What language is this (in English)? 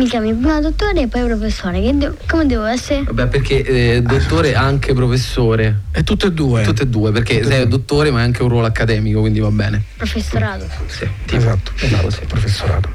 Italian